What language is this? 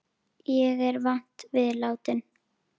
Icelandic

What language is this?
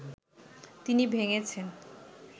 Bangla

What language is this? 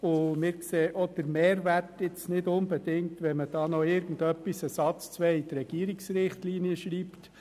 Swiss German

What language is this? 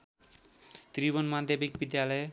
Nepali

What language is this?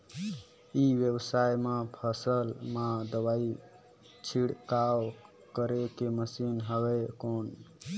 Chhattisgarhi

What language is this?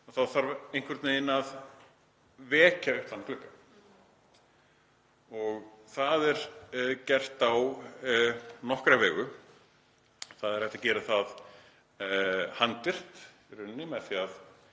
Icelandic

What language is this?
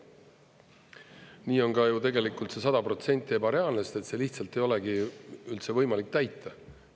Estonian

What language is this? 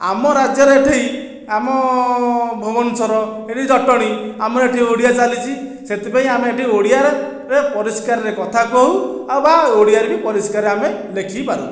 Odia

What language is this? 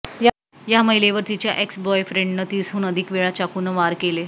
Marathi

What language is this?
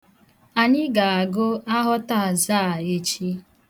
Igbo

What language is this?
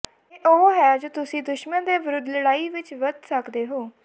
Punjabi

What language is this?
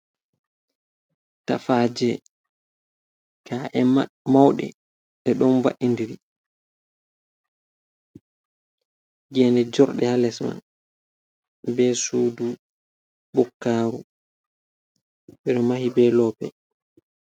Fula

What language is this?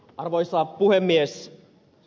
Finnish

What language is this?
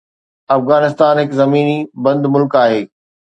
Sindhi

